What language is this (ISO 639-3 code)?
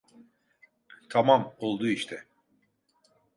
tur